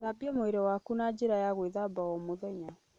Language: Kikuyu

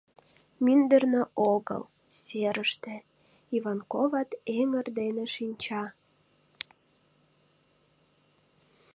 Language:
Mari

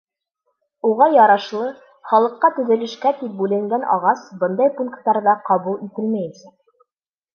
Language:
Bashkir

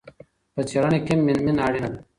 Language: Pashto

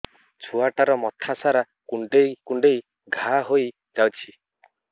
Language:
Odia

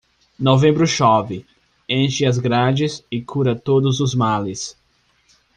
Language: Portuguese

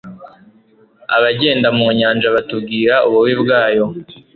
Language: Kinyarwanda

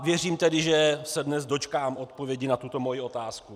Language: Czech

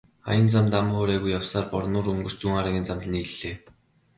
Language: Mongolian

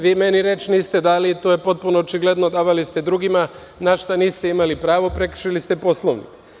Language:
Serbian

